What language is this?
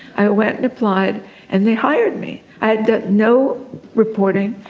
English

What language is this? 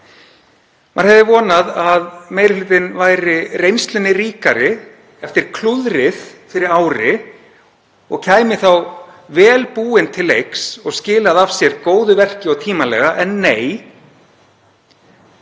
Icelandic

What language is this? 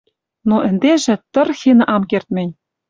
Western Mari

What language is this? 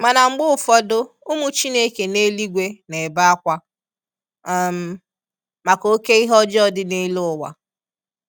Igbo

